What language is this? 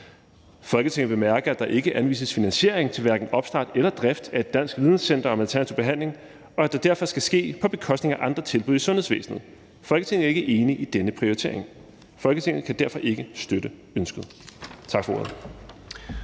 Danish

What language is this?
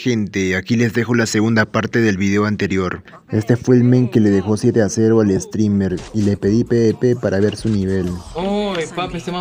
Spanish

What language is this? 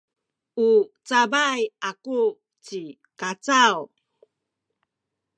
Sakizaya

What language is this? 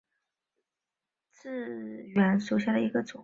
Chinese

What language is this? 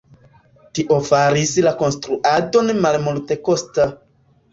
Esperanto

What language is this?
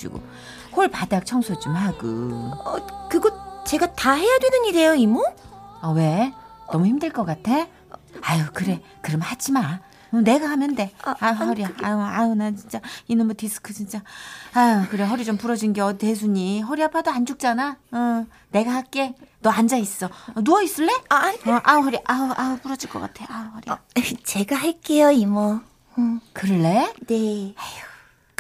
Korean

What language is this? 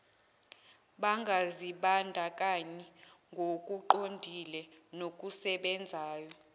Zulu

